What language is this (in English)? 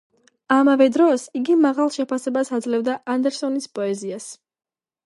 Georgian